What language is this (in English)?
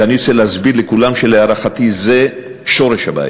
Hebrew